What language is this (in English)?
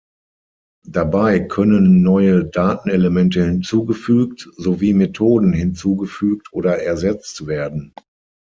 German